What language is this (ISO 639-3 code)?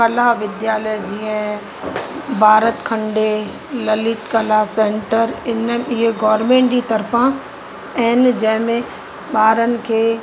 snd